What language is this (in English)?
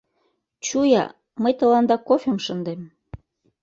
Mari